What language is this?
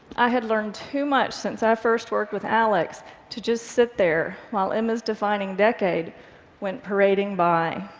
English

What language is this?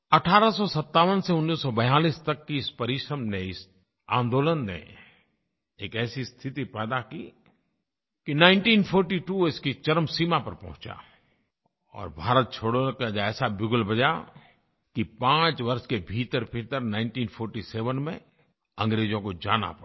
Hindi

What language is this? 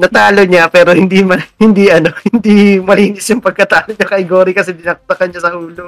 Filipino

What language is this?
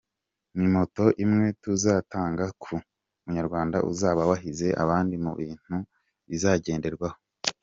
Kinyarwanda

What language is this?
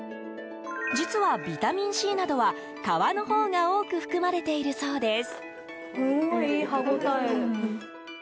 Japanese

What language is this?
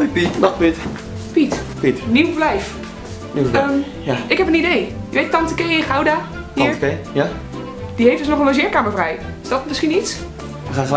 Dutch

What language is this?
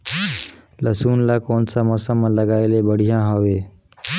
Chhattisgarhi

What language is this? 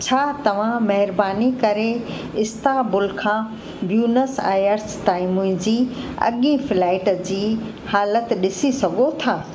Sindhi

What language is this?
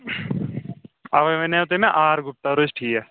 Kashmiri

